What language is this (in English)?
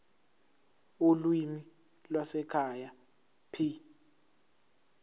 Zulu